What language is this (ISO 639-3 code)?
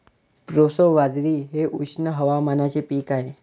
mar